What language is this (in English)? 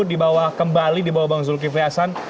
Indonesian